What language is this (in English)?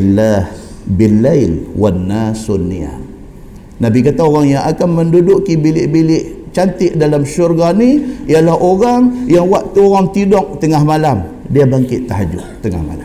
Malay